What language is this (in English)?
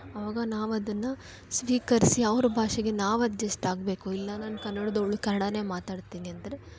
Kannada